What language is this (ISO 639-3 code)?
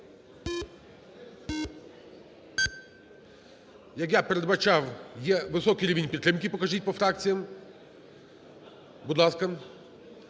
ukr